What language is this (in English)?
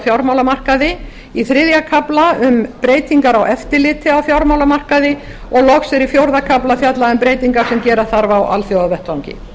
Icelandic